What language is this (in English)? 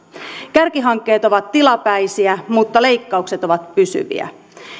Finnish